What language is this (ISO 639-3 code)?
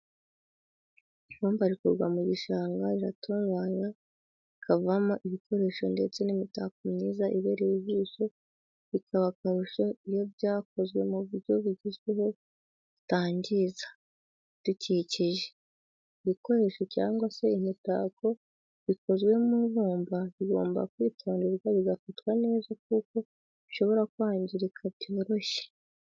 kin